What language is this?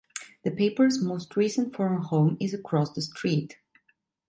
English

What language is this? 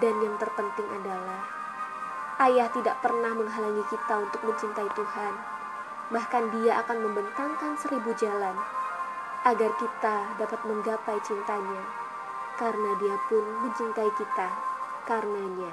Indonesian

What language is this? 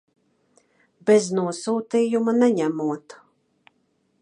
Latvian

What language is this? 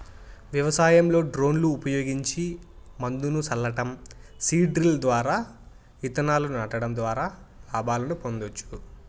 Telugu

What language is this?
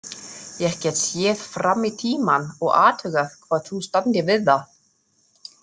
Icelandic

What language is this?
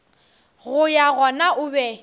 Northern Sotho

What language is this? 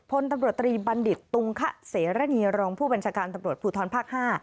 Thai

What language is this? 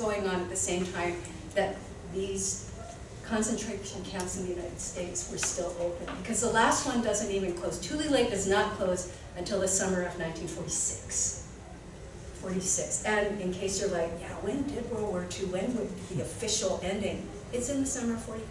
English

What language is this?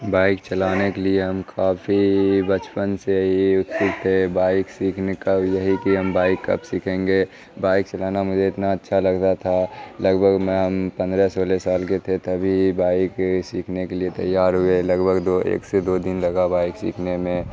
Urdu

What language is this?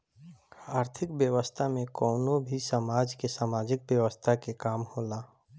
Bhojpuri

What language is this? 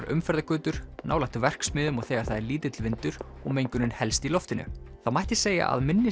Icelandic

